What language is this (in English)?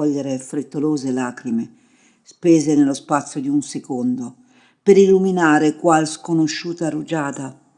Italian